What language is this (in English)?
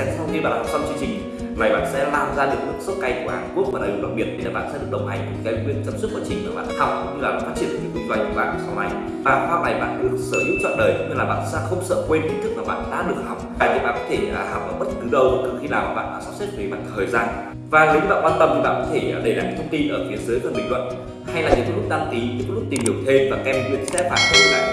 Vietnamese